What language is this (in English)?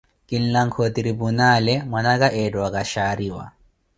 Koti